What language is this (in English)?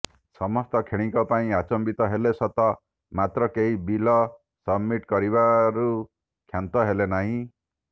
Odia